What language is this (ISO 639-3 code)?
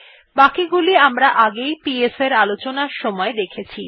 ben